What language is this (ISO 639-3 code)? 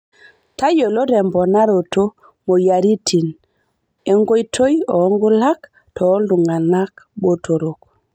mas